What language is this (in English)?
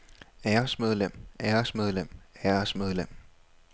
Danish